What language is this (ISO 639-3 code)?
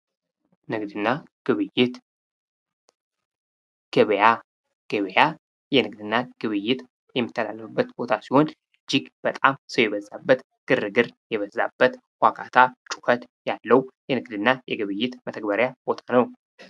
amh